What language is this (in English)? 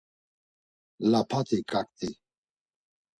Laz